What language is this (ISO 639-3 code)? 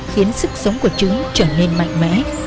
vie